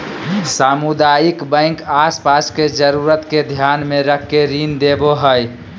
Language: Magahi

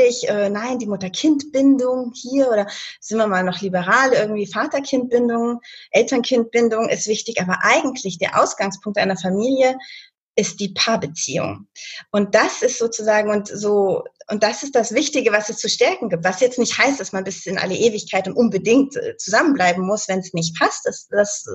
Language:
German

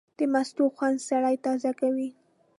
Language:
Pashto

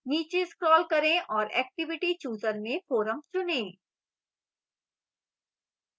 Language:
Hindi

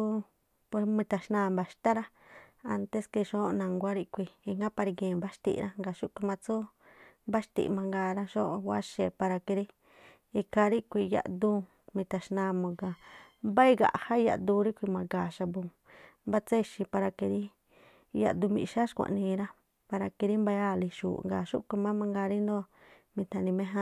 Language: Tlacoapa Me'phaa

